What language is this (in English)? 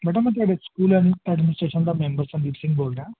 Punjabi